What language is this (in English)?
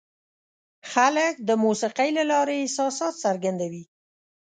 Pashto